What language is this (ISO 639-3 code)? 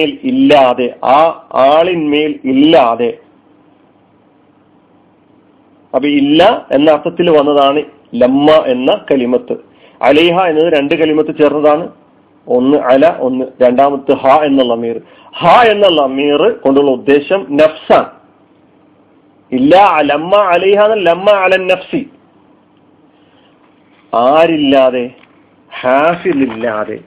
mal